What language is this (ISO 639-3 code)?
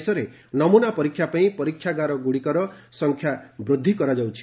ori